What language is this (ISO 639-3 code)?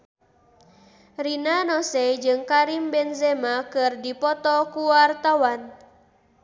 sun